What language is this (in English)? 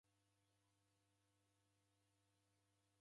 Taita